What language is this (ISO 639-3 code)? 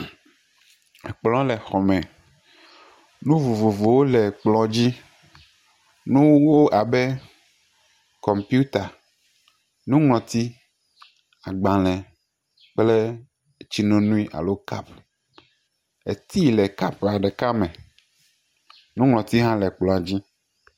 ewe